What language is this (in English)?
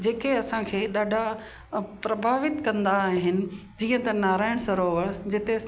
Sindhi